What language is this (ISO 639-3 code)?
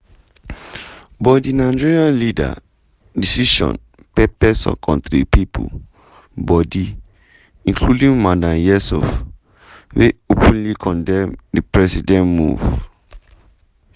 pcm